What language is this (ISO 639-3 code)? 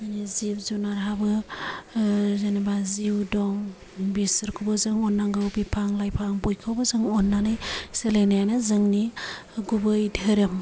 brx